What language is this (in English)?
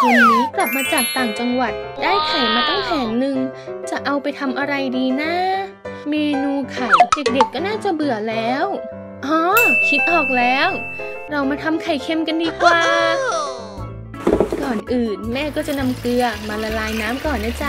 Thai